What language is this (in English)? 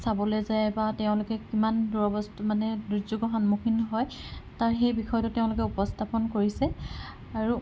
Assamese